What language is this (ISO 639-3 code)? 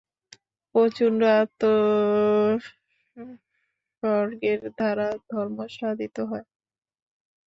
ben